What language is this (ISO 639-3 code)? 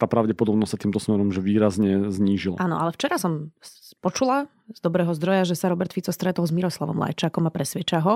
slk